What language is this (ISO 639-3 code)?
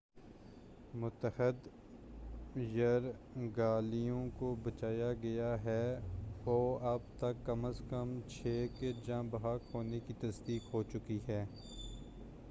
urd